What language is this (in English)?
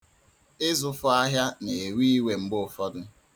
Igbo